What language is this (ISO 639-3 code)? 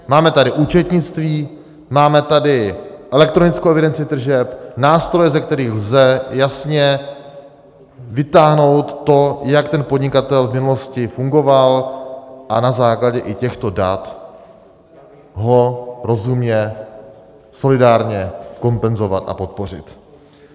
ces